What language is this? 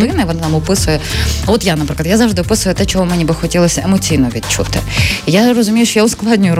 Ukrainian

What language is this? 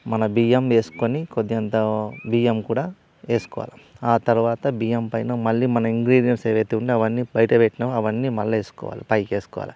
Telugu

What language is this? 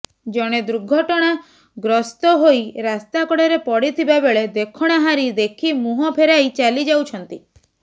Odia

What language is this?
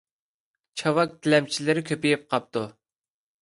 Uyghur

